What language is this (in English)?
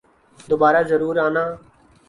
Urdu